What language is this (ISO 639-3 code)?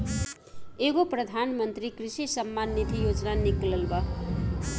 bho